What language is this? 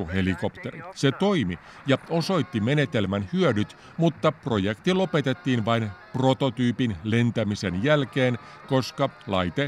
Finnish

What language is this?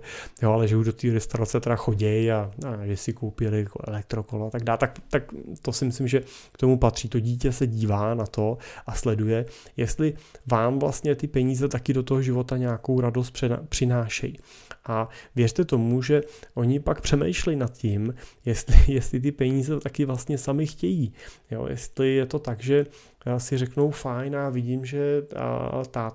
Czech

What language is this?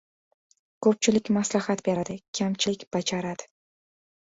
Uzbek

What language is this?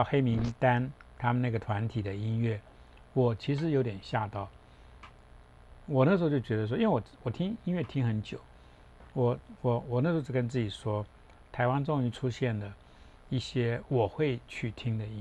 Chinese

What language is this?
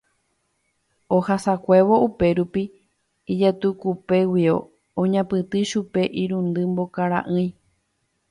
Guarani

